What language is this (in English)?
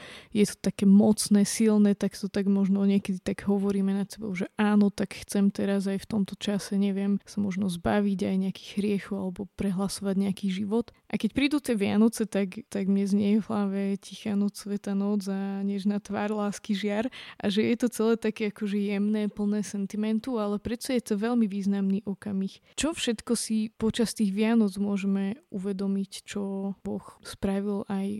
Slovak